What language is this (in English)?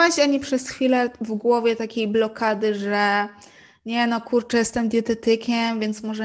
Polish